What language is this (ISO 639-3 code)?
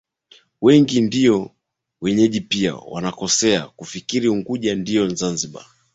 swa